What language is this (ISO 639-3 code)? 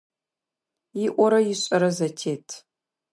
ady